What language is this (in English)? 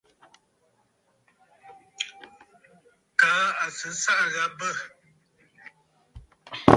Bafut